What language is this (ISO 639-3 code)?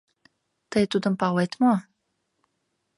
chm